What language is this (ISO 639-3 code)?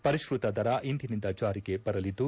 kan